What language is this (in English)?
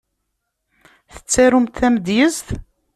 Kabyle